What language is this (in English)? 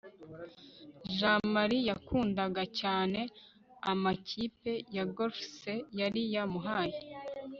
Kinyarwanda